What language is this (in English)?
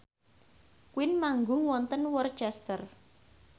Javanese